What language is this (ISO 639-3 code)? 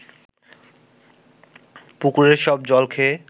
ben